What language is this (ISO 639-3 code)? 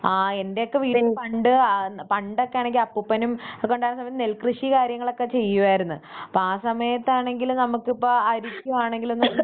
mal